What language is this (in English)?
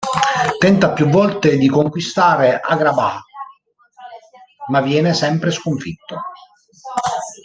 Italian